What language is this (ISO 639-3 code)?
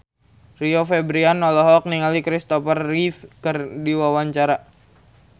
sun